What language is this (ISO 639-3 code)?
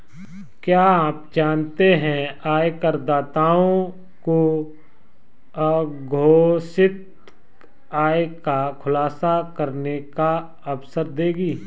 hin